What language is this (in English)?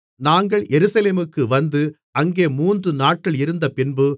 Tamil